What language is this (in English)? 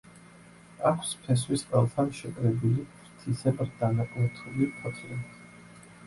Georgian